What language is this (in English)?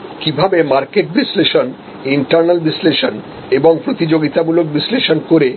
Bangla